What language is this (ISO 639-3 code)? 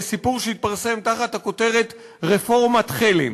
heb